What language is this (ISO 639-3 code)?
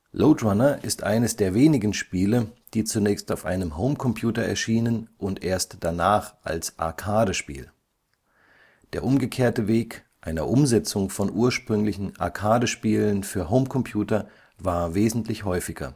deu